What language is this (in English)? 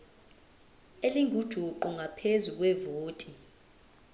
Zulu